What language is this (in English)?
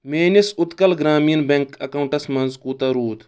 Kashmiri